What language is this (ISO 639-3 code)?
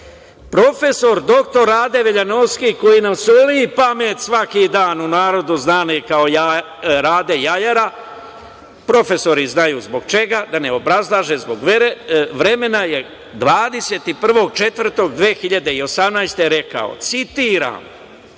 srp